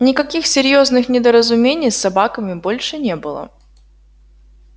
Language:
Russian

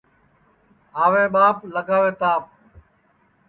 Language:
Sansi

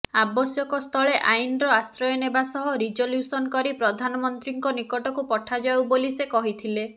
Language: Odia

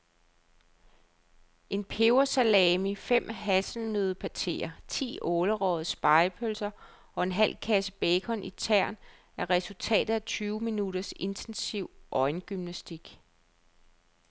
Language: Danish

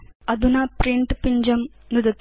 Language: Sanskrit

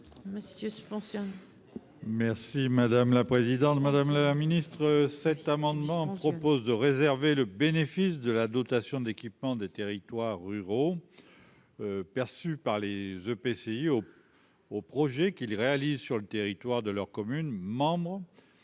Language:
French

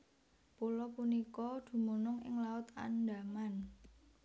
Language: Javanese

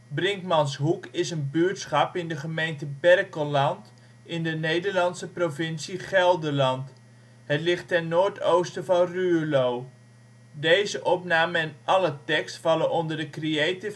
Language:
Dutch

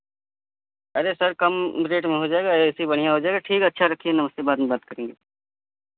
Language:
Hindi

